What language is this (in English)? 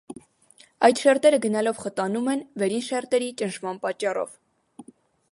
Armenian